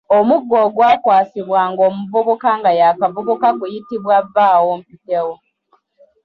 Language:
Ganda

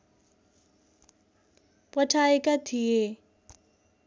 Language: Nepali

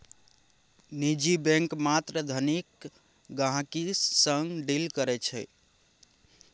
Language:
Maithili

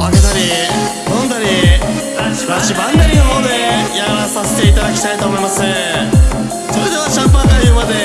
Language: Japanese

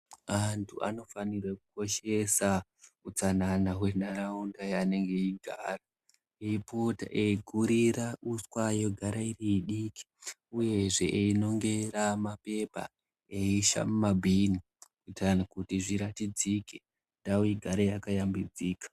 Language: Ndau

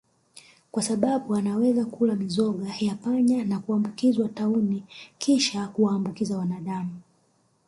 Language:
Swahili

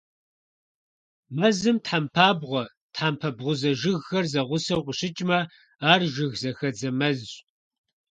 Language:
Kabardian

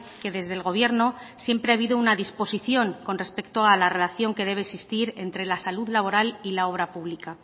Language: Spanish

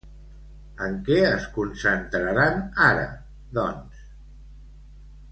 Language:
Catalan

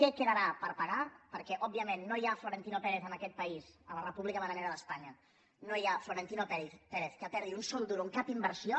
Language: Catalan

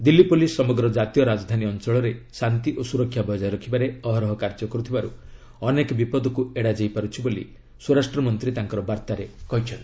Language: Odia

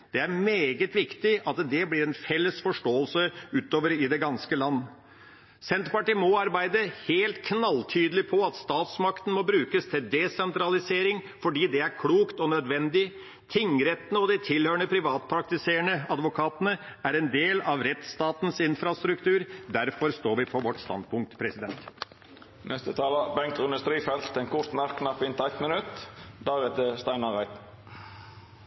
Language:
Norwegian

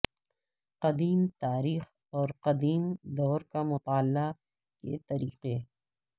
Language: Urdu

